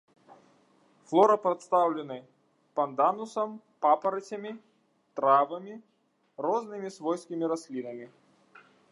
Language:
Belarusian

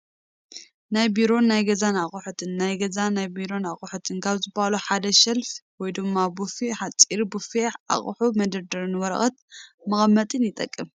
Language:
Tigrinya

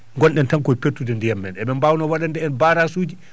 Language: Fula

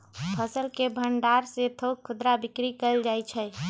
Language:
Magahi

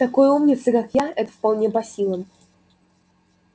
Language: Russian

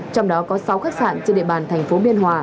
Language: Vietnamese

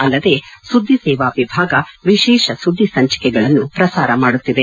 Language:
Kannada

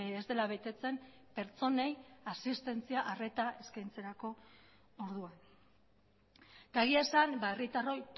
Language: Basque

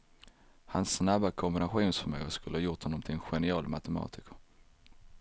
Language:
Swedish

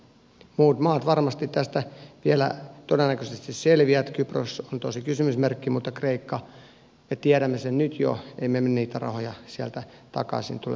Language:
Finnish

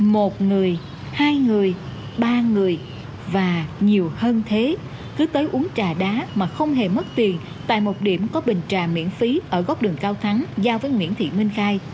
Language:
Vietnamese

